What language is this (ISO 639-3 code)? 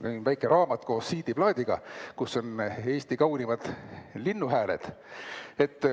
est